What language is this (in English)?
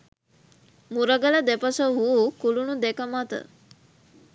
Sinhala